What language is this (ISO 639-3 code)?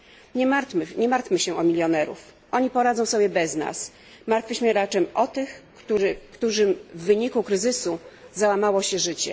pol